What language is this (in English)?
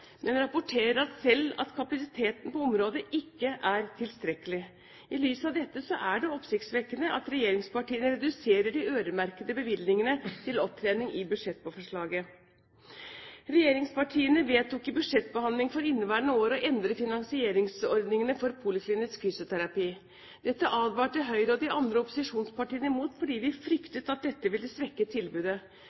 Norwegian Bokmål